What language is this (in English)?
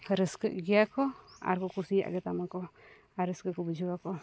Santali